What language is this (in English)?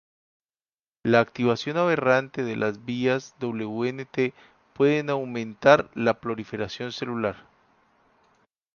Spanish